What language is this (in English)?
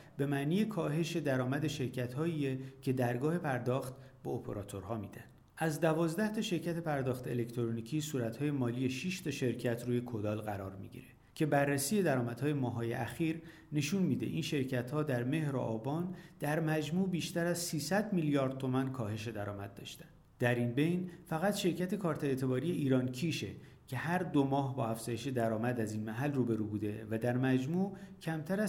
Persian